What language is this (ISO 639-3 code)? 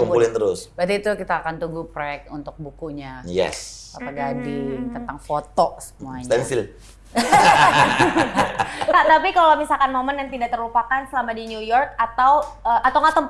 ind